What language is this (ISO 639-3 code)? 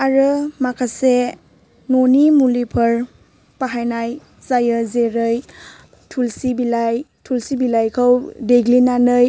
brx